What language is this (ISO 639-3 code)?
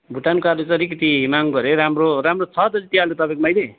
nep